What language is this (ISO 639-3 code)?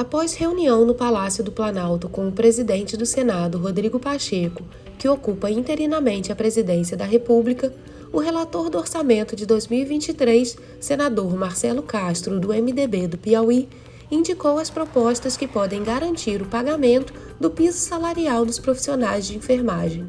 por